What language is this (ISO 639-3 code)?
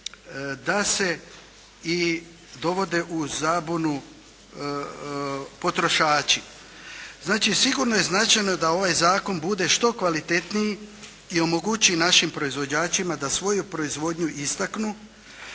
hrv